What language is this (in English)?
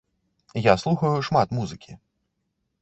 Belarusian